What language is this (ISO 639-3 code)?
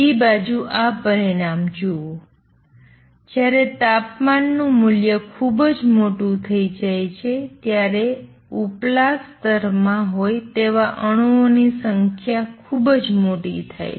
guj